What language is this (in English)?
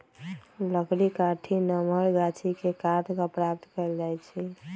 Magahi